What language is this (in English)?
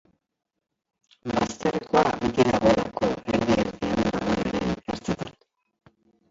Basque